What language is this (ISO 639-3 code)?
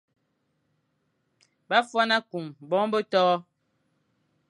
fan